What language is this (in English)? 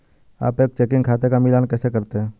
Hindi